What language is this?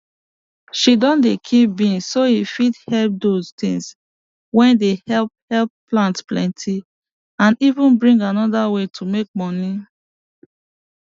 Nigerian Pidgin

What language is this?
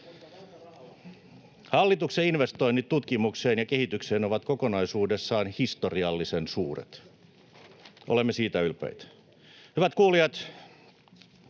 Finnish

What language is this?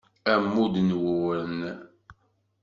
Kabyle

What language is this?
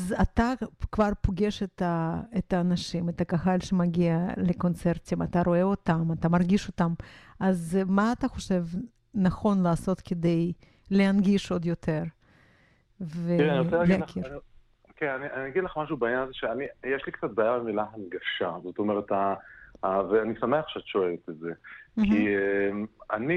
Hebrew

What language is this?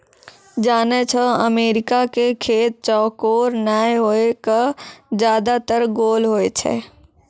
Maithili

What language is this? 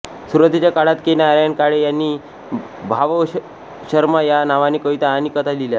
Marathi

